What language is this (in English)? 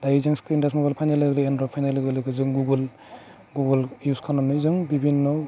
Bodo